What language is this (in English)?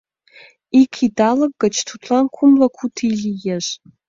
Mari